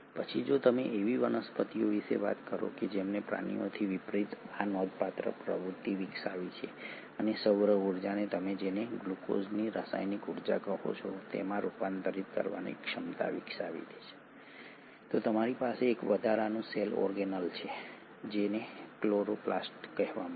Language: Gujarati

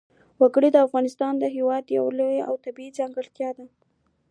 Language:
Pashto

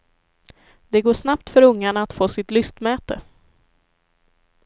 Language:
Swedish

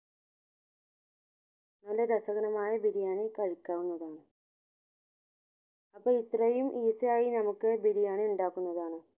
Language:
Malayalam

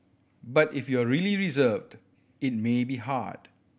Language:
English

